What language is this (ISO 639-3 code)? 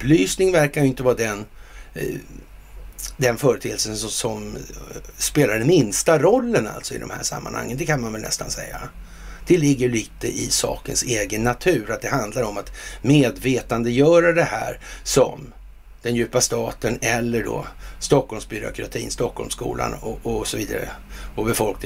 swe